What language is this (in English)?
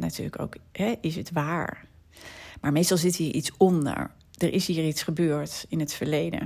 Dutch